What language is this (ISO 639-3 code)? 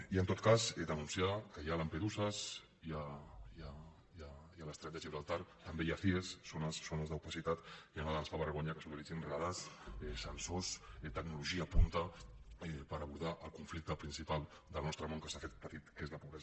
cat